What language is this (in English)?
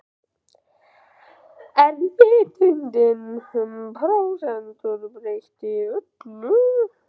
Icelandic